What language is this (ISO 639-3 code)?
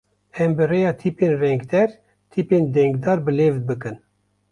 kur